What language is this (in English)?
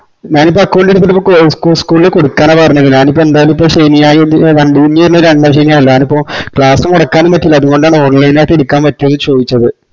Malayalam